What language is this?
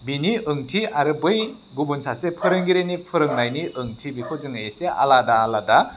Bodo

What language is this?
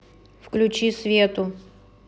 Russian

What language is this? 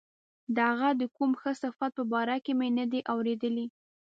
Pashto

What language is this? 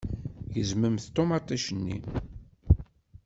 Kabyle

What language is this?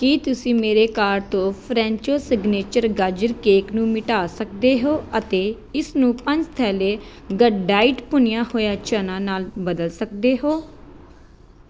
Punjabi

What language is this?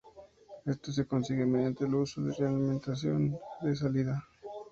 Spanish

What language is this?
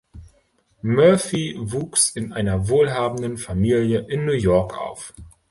German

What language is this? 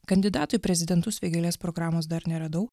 Lithuanian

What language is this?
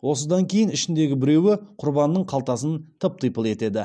Kazakh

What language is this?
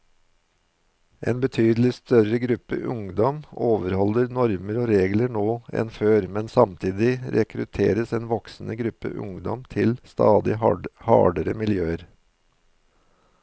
Norwegian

